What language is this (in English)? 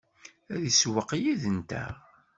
Kabyle